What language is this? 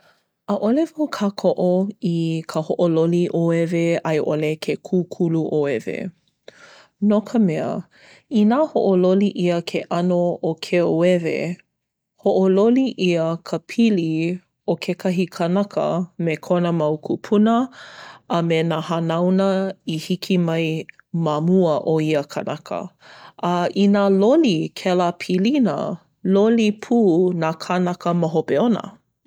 Hawaiian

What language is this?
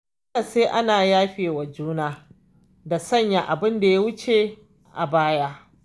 Hausa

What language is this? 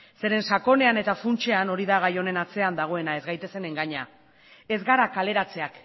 Basque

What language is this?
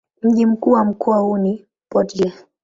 Swahili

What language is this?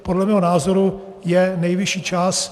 Czech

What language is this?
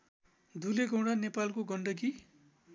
Nepali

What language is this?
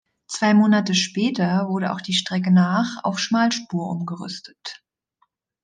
German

